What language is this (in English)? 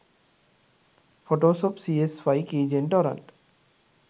Sinhala